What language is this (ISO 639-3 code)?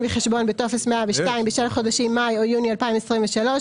heb